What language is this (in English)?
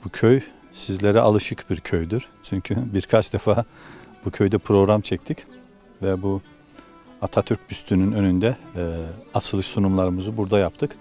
Turkish